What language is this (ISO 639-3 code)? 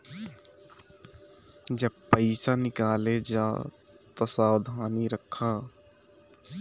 bho